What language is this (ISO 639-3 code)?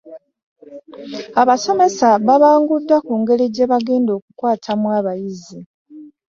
lug